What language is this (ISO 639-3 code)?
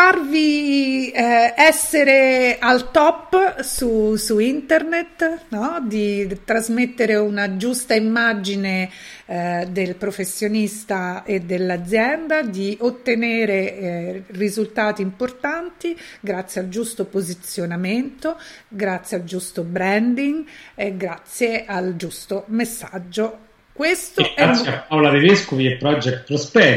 ita